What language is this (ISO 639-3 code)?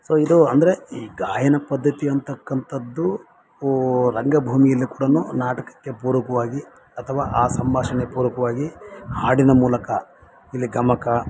kan